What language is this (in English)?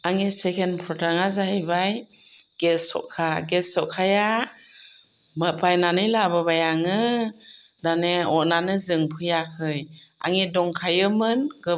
Bodo